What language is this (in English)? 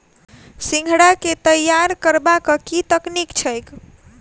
Maithili